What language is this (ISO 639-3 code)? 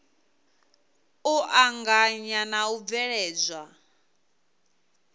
ven